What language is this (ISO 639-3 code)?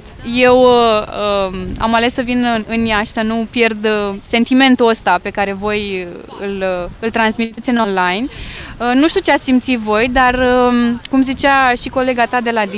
ron